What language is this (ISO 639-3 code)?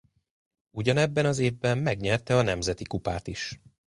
hun